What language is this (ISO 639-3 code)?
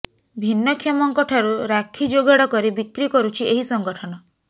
ori